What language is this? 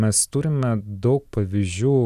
Lithuanian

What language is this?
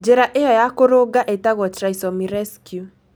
Kikuyu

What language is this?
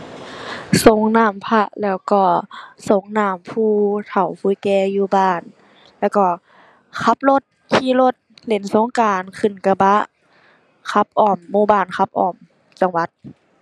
Thai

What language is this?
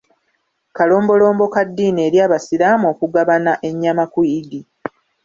Ganda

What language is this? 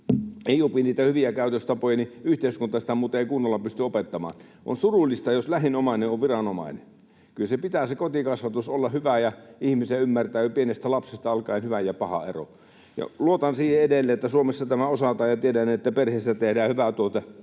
Finnish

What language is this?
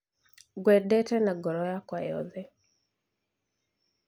Kikuyu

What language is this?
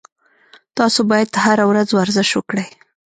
Pashto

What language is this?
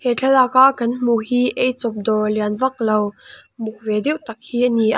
Mizo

